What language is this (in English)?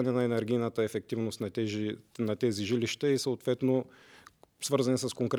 Bulgarian